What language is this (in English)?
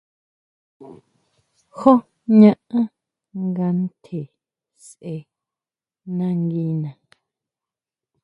Huautla Mazatec